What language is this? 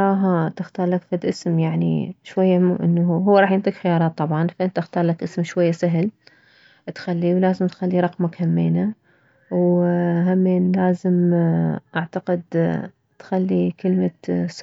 Mesopotamian Arabic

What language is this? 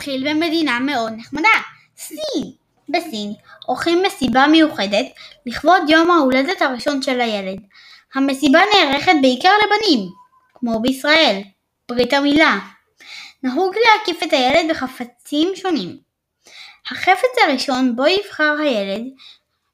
Hebrew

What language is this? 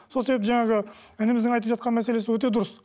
Kazakh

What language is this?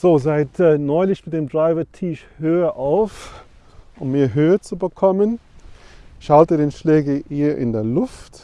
German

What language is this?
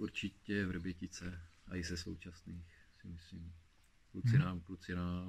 Czech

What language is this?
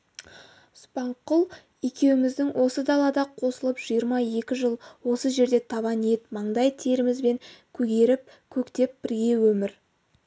Kazakh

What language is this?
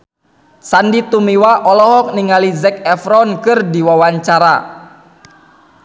Sundanese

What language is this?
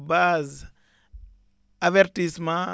Wolof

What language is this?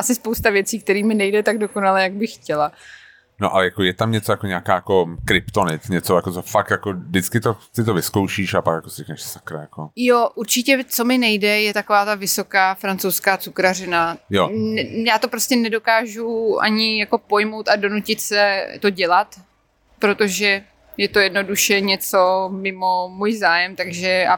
Czech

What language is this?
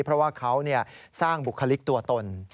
Thai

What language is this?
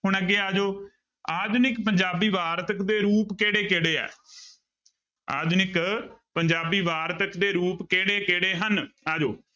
Punjabi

